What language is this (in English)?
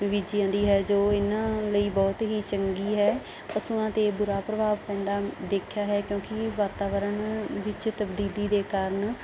Punjabi